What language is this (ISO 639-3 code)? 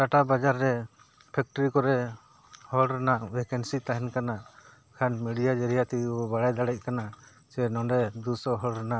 sat